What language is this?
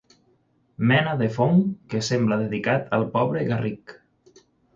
Catalan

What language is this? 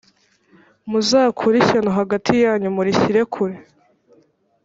Kinyarwanda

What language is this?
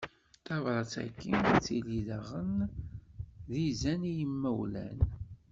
Kabyle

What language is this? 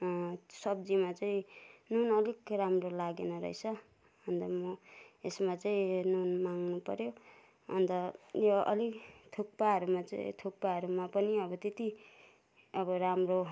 Nepali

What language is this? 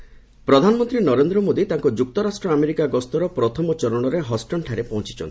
Odia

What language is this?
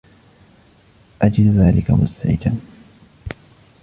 Arabic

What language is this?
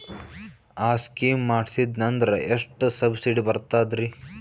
Kannada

